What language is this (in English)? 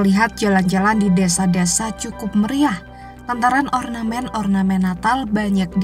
Indonesian